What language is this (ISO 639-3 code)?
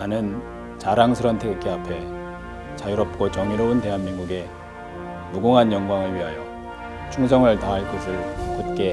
kor